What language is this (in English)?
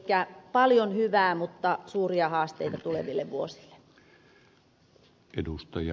Finnish